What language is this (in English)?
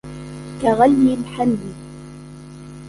Arabic